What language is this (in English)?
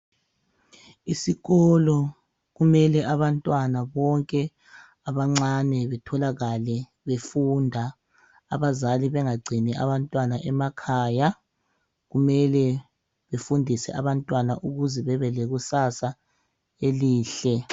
North Ndebele